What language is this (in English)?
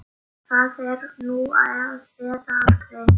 Icelandic